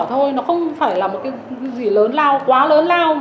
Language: Vietnamese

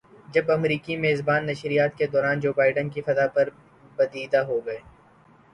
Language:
Urdu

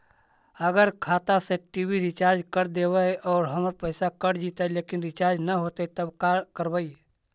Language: Magahi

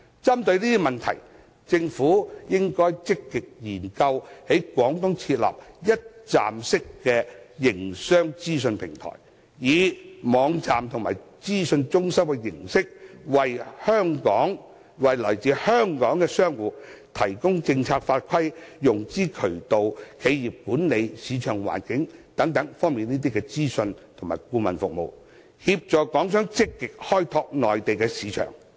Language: Cantonese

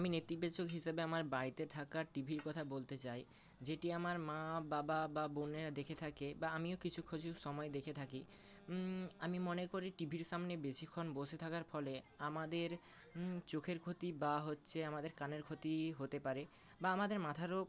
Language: Bangla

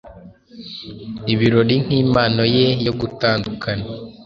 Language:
Kinyarwanda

